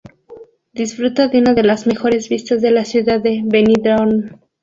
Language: Spanish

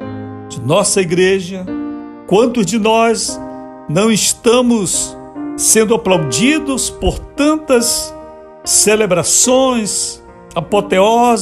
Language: Portuguese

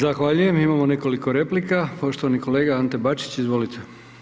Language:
Croatian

